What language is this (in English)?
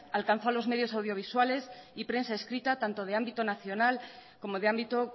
Spanish